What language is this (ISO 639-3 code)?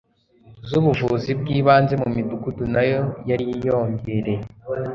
kin